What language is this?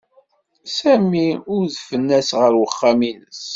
Kabyle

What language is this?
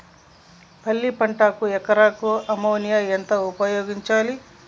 Telugu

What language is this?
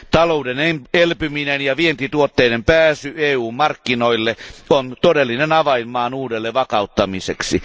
Finnish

